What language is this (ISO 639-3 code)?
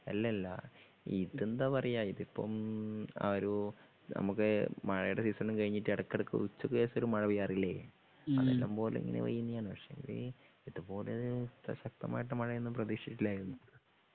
mal